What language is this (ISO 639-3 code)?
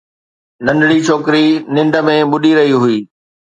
snd